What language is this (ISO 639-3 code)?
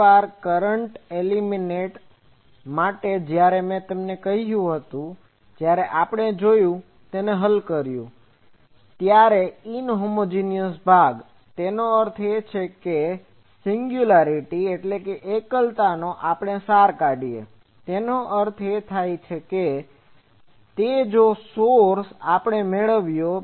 guj